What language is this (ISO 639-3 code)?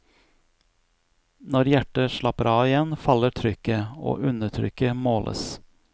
nor